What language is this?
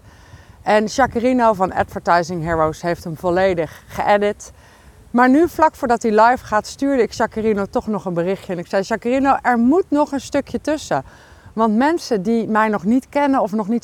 Dutch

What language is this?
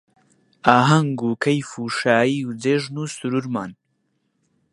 Central Kurdish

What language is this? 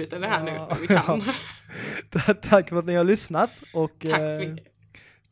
Swedish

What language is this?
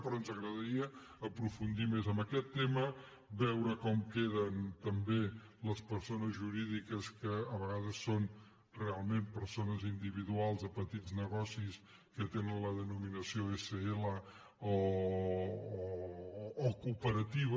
Catalan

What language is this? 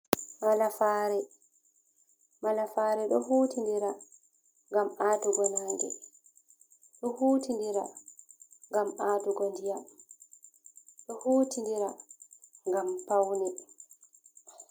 Fula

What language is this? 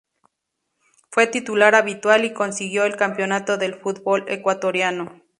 Spanish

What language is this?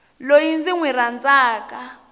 Tsonga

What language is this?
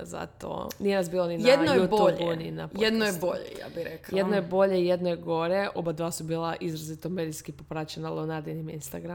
Croatian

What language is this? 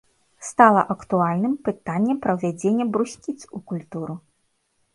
Belarusian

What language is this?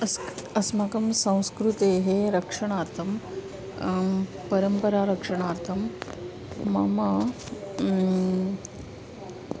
Sanskrit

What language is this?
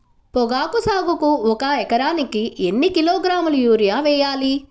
Telugu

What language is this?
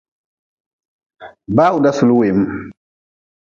Nawdm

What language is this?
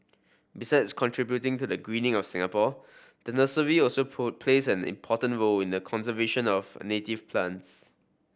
English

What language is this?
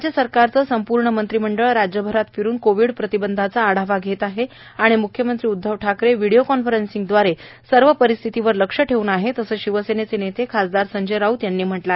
Marathi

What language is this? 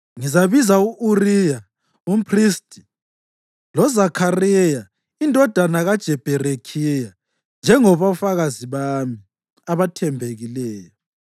North Ndebele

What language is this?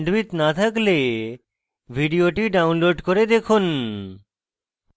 Bangla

